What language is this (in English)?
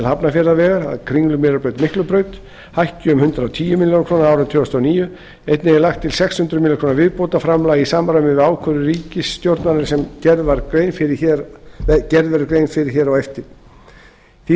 Icelandic